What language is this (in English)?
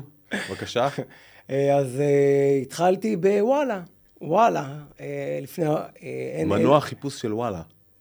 Hebrew